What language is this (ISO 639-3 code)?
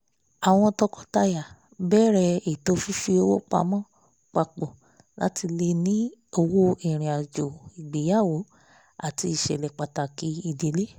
yor